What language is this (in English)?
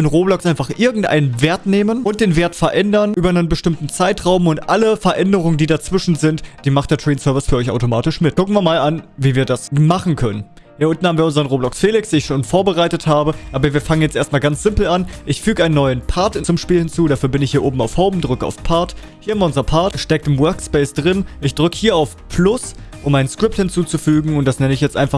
German